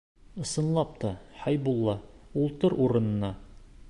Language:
Bashkir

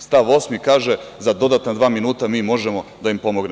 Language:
Serbian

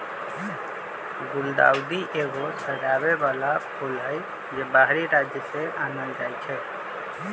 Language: Magahi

